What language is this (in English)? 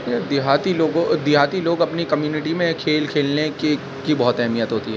Urdu